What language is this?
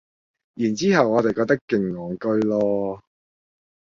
Cantonese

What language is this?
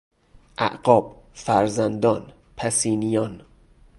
Persian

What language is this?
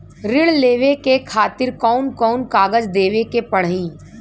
Bhojpuri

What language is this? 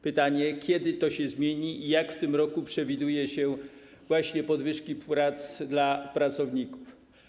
Polish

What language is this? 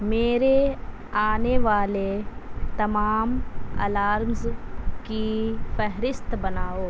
Urdu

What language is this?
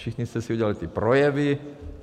Czech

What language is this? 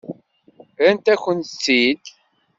Kabyle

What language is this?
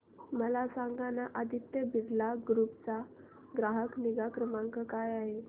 Marathi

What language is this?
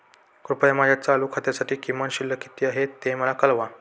Marathi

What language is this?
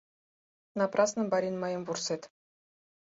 Mari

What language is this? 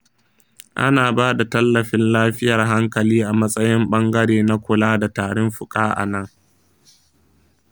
Hausa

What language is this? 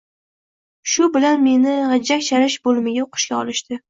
Uzbek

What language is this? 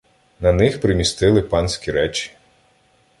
Ukrainian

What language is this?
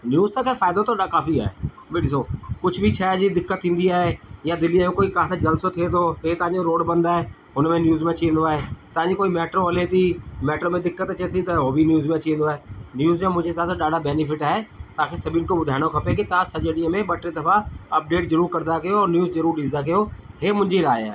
Sindhi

